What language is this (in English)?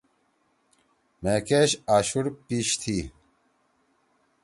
Torwali